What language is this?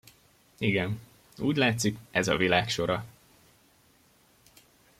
Hungarian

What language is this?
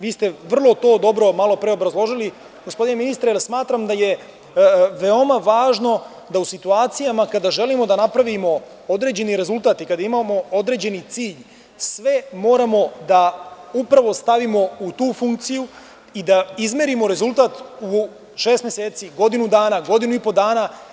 Serbian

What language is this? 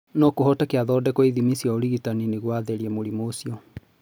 Kikuyu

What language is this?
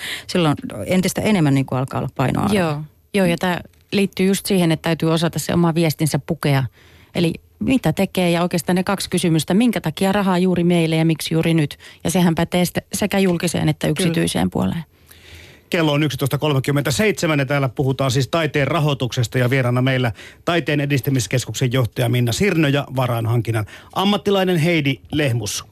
Finnish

